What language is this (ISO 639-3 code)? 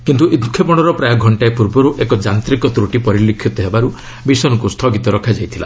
ori